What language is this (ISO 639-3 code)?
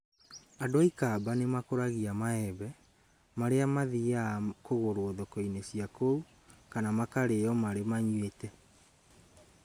kik